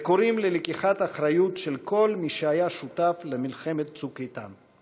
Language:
Hebrew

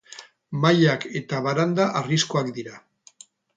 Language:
Basque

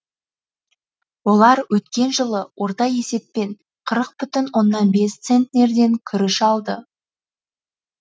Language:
Kazakh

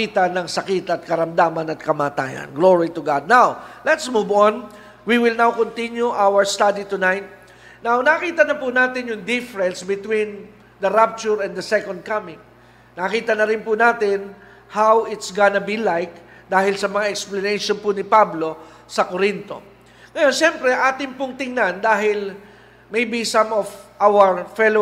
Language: Filipino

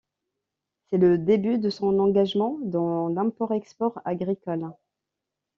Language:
French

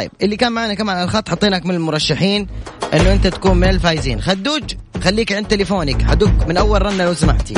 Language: Arabic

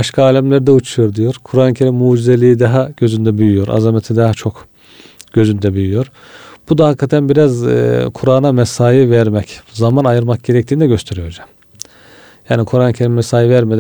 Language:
Turkish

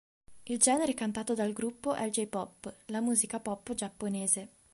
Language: Italian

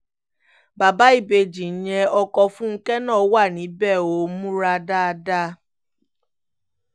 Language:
Yoruba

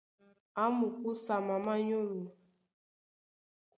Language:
Duala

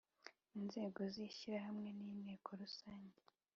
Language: Kinyarwanda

